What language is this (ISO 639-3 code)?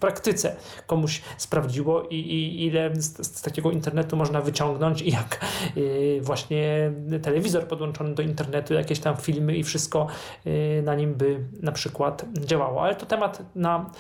pol